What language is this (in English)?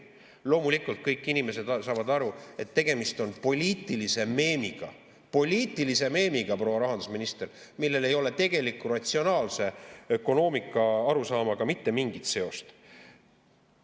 Estonian